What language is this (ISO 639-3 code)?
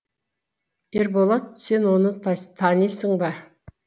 kaz